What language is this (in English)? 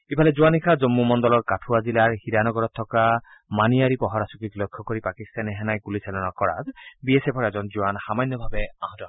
Assamese